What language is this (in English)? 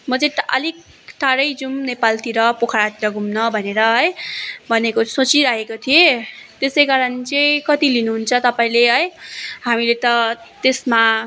Nepali